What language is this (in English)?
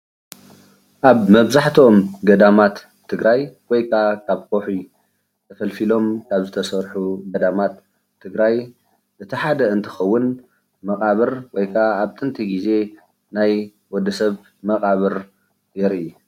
Tigrinya